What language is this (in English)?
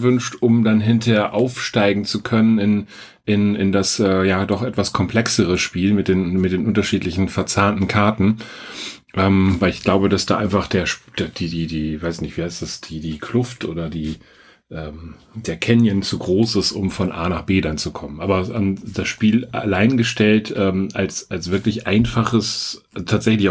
German